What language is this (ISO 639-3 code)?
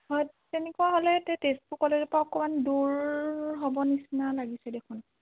asm